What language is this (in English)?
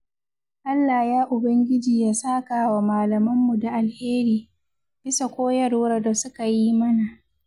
Hausa